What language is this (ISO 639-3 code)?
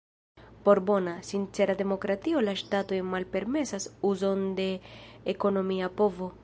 epo